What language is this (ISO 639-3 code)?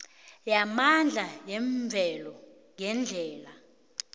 nbl